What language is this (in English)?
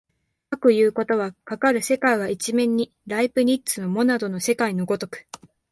Japanese